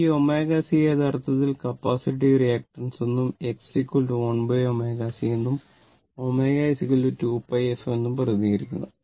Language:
Malayalam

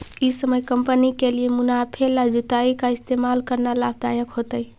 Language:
Magahi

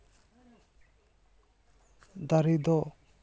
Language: Santali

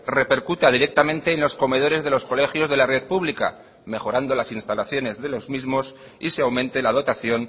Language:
Spanish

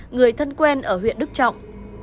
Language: Vietnamese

